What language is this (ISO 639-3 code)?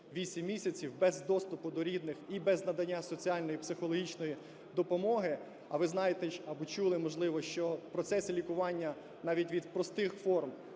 ukr